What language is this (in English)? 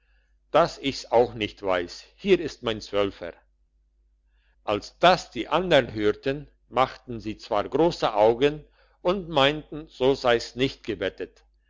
German